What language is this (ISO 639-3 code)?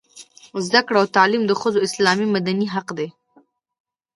pus